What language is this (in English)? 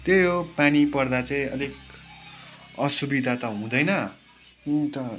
Nepali